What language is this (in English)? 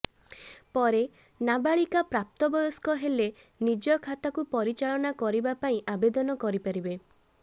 Odia